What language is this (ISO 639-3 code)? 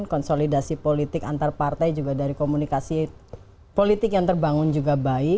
ind